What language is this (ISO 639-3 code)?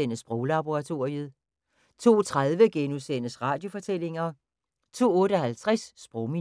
dan